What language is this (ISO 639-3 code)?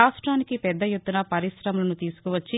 tel